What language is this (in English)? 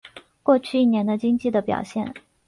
Chinese